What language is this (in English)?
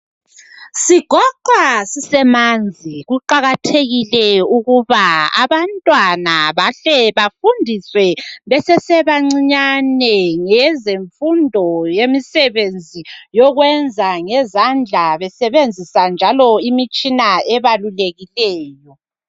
North Ndebele